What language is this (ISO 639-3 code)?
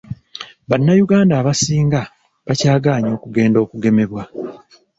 lug